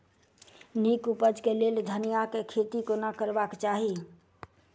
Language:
Maithili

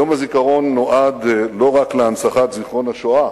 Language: Hebrew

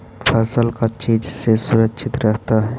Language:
Magahi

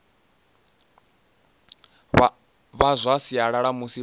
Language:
Venda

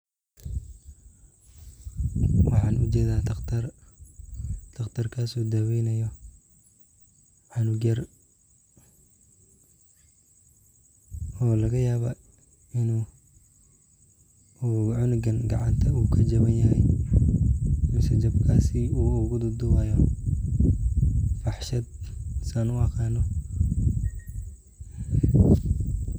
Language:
Somali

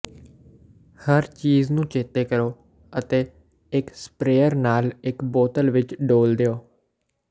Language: Punjabi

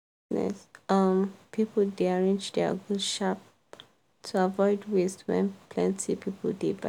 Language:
Nigerian Pidgin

